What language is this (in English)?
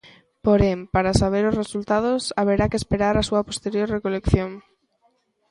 Galician